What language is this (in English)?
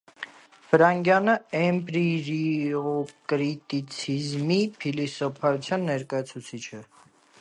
Armenian